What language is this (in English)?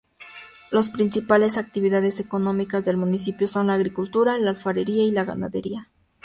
Spanish